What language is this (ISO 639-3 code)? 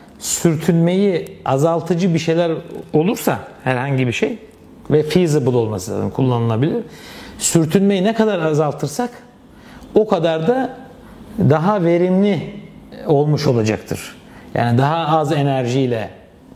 tur